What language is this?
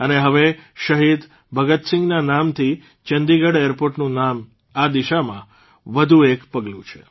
Gujarati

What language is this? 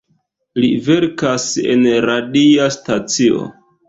Esperanto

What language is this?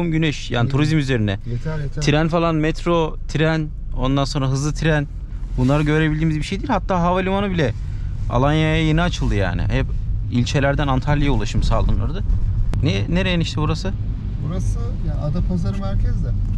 Turkish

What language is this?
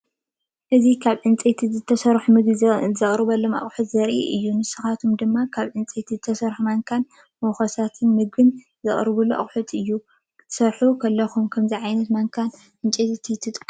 Tigrinya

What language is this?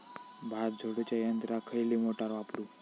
Marathi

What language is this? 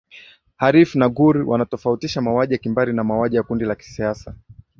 Swahili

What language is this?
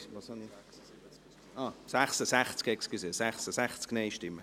Swiss German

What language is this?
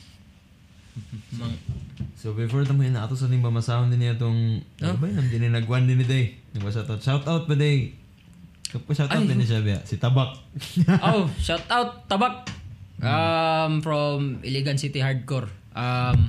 Filipino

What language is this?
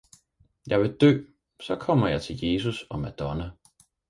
Danish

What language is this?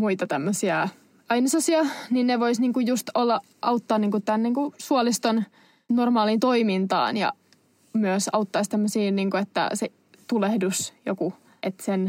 Finnish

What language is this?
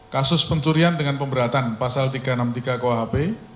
Indonesian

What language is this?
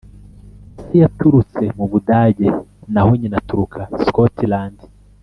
Kinyarwanda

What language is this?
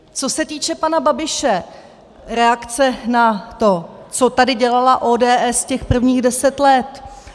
Czech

